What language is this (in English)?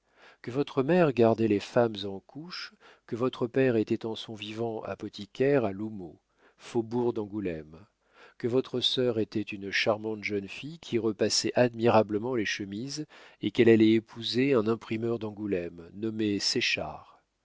French